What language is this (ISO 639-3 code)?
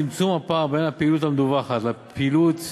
heb